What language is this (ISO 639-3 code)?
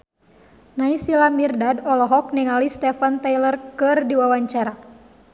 sun